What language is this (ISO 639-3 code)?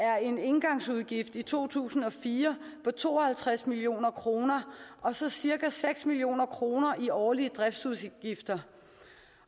dan